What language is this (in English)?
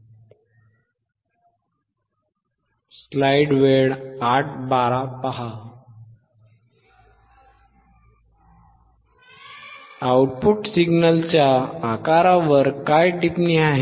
Marathi